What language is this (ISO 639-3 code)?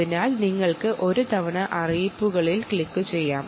mal